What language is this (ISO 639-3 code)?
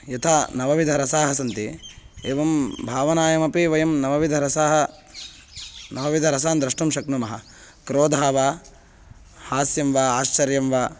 san